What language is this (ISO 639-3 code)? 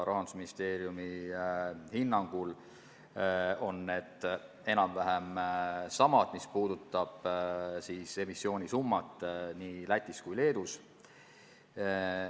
est